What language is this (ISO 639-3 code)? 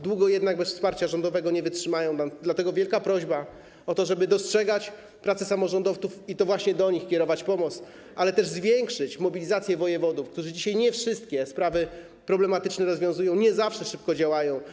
pol